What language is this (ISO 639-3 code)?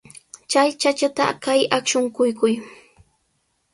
qws